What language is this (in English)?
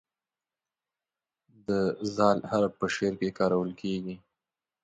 Pashto